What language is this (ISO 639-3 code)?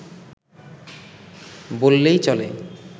ben